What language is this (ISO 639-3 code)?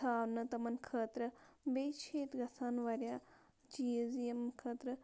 kas